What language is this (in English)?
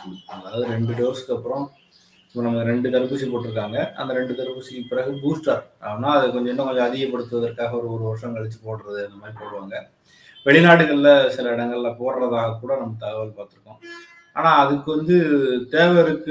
Tamil